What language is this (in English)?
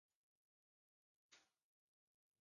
Swedish